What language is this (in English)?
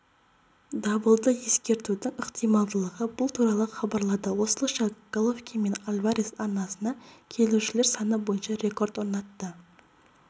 Kazakh